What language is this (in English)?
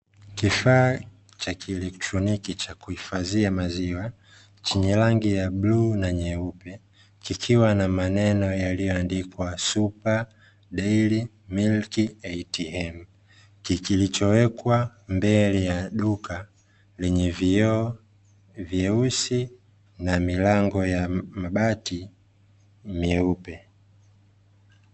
Swahili